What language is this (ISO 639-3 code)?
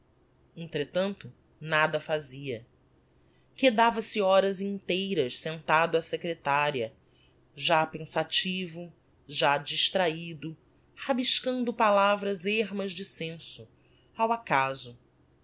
por